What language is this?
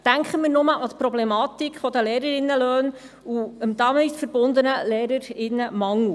Swiss German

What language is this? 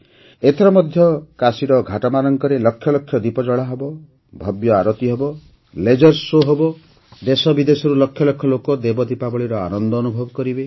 Odia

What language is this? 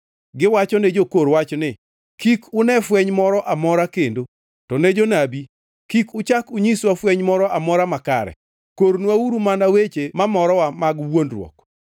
Luo (Kenya and Tanzania)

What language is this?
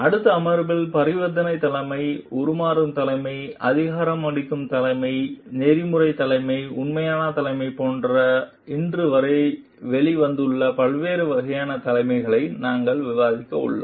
Tamil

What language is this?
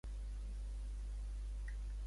Catalan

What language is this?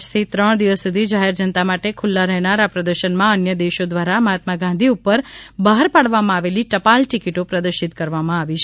Gujarati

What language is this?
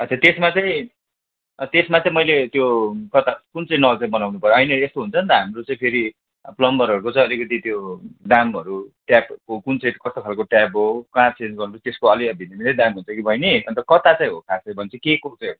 Nepali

